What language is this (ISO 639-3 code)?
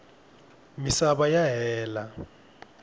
tso